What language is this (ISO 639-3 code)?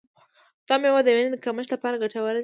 pus